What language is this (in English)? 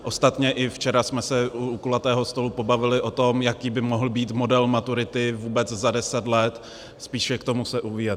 Czech